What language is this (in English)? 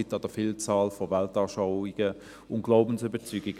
Swiss German